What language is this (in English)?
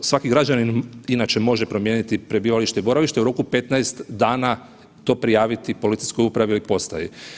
Croatian